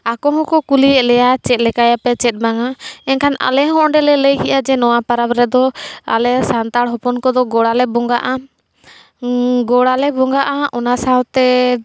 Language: Santali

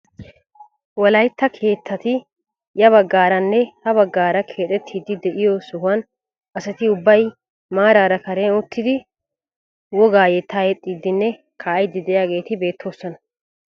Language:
Wolaytta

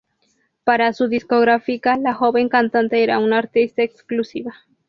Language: Spanish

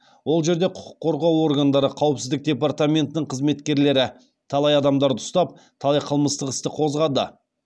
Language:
Kazakh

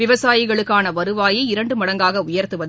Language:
Tamil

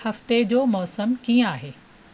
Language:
Sindhi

